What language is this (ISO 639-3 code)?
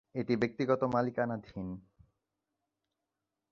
ben